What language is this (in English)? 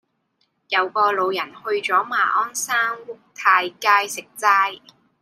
Cantonese